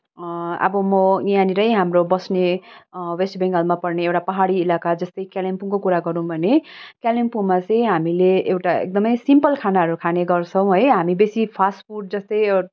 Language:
Nepali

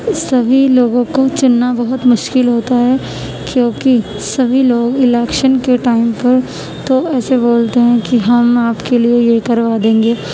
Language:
Urdu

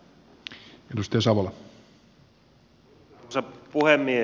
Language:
Finnish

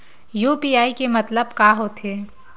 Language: Chhattisgarhi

